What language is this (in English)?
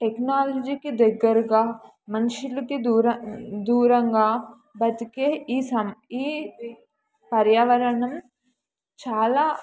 Telugu